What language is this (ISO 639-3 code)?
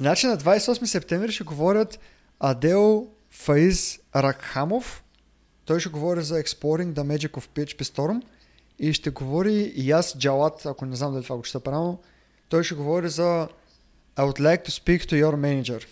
bul